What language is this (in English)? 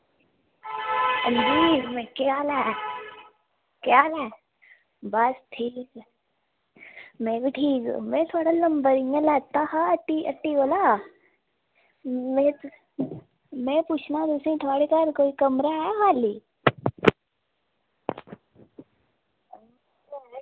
Dogri